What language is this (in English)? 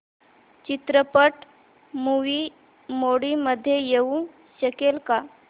Marathi